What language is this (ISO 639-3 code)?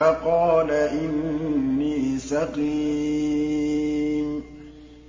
ara